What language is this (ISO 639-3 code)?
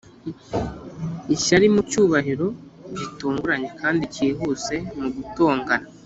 kin